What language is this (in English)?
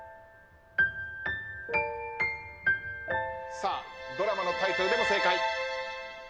Japanese